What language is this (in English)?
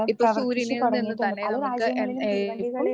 Malayalam